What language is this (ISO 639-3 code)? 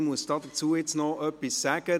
gsw